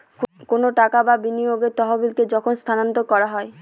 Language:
Bangla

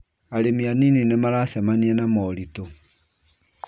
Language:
Kikuyu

